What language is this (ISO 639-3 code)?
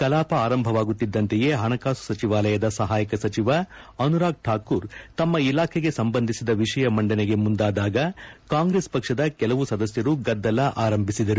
kan